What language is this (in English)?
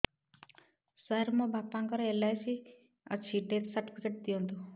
Odia